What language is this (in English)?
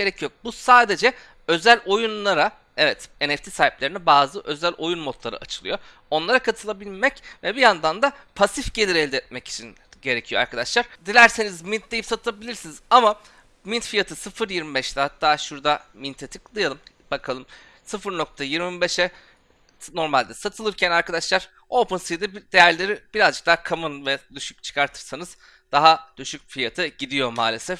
Turkish